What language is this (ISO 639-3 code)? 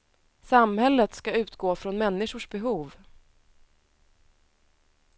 swe